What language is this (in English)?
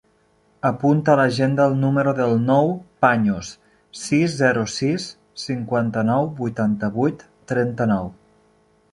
Catalan